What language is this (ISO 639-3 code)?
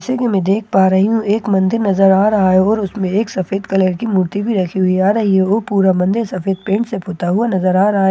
hin